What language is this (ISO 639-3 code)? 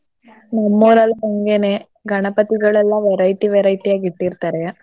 kan